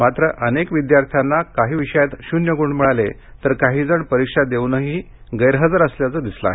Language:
Marathi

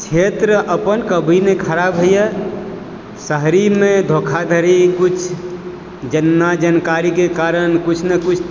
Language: Maithili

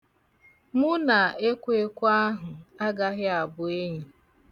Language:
Igbo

